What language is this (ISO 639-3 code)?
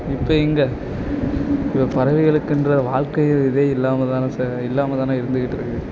tam